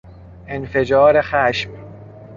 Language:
Persian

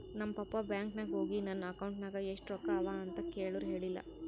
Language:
Kannada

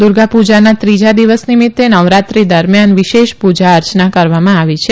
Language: Gujarati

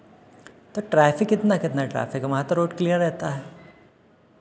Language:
Hindi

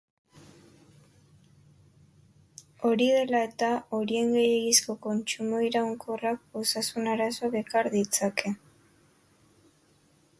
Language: Basque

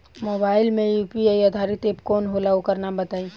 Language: Bhojpuri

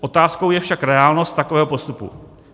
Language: Czech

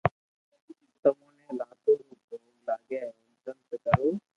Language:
Loarki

